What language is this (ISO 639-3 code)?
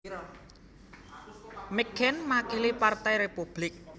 jav